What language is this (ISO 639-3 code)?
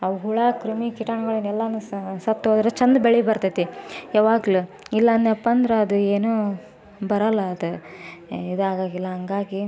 kan